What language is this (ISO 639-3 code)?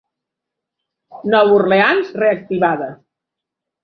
cat